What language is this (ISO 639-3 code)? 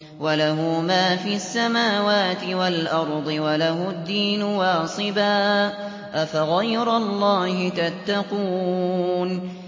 ara